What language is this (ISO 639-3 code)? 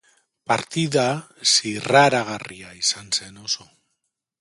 eus